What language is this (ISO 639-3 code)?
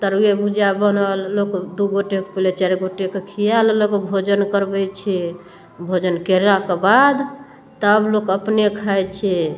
mai